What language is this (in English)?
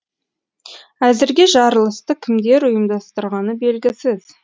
Kazakh